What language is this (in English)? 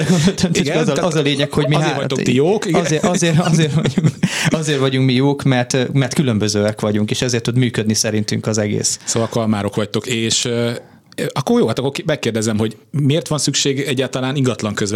Hungarian